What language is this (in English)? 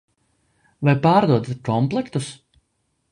Latvian